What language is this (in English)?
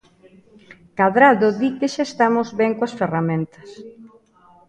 Galician